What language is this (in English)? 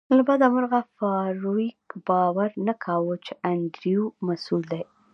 Pashto